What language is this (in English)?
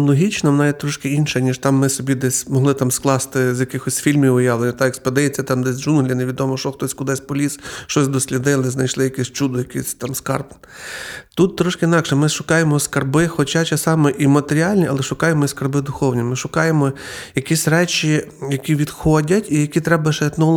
Ukrainian